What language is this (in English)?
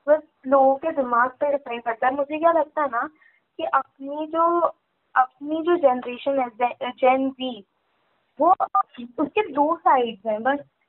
Hindi